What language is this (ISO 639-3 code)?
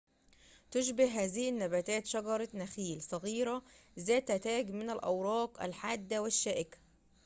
ara